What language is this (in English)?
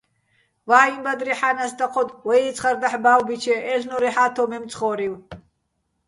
Bats